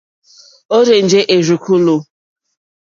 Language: Mokpwe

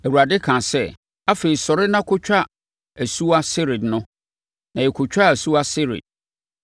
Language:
Akan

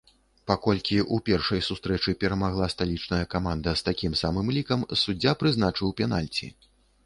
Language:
Belarusian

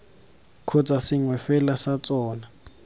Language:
Tswana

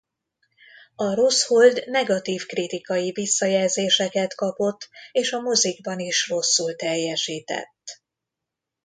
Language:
Hungarian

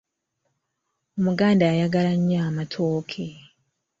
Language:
Ganda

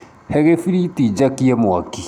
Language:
Kikuyu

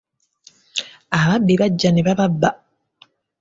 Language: Ganda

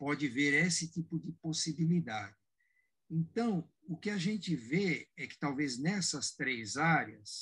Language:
Portuguese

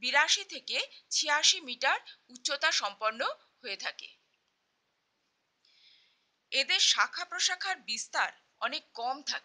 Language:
Hindi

